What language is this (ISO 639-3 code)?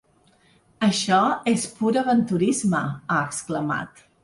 cat